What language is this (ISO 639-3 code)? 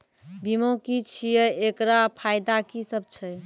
mai